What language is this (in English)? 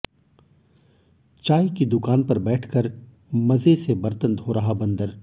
Hindi